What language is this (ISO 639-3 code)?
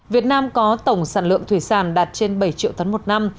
vie